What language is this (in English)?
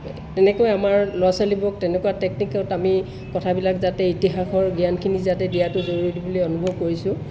Assamese